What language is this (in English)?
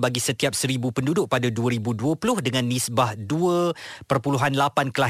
Malay